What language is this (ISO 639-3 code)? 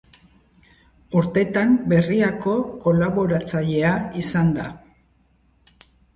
eus